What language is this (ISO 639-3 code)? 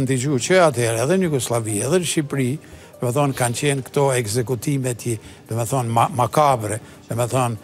ron